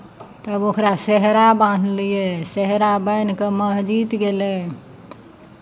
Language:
Maithili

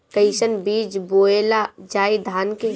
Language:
Bhojpuri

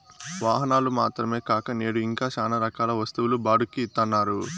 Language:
Telugu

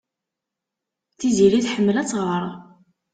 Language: Kabyle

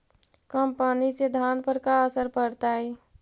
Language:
Magahi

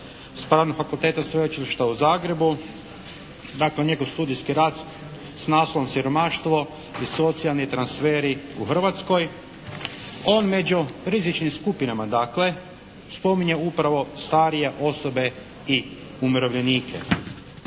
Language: Croatian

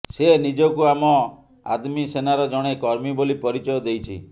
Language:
Odia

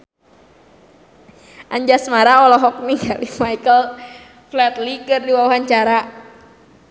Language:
Sundanese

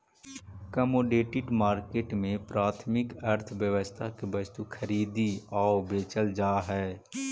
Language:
Magahi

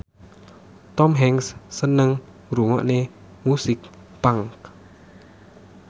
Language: Javanese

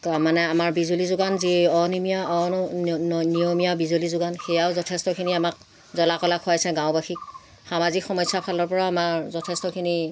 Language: Assamese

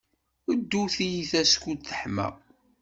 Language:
Kabyle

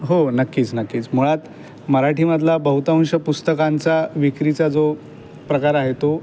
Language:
Marathi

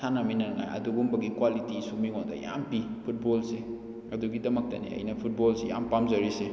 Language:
Manipuri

